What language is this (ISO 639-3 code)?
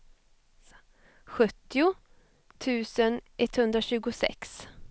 swe